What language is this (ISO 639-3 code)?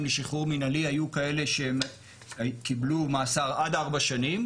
heb